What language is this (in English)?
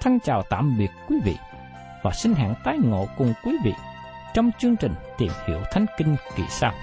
Vietnamese